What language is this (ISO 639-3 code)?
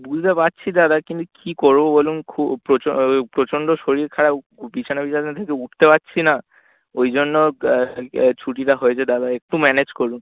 ben